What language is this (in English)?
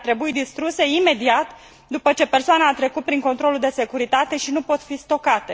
Romanian